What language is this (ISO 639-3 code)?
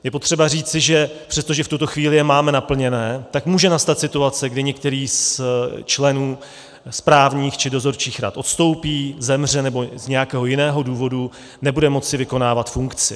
ces